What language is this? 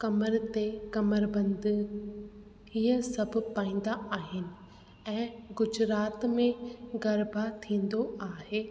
Sindhi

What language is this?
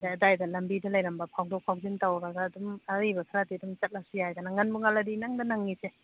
Manipuri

